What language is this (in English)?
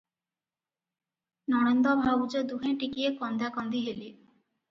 Odia